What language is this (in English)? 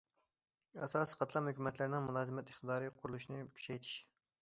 Uyghur